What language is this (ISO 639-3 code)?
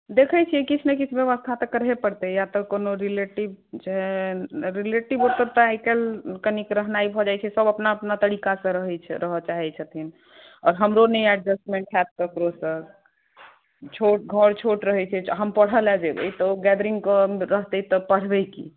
mai